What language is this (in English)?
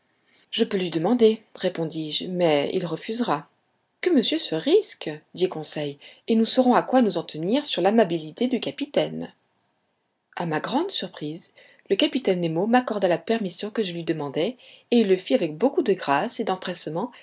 French